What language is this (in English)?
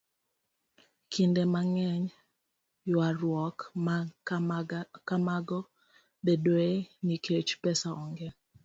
Luo (Kenya and Tanzania)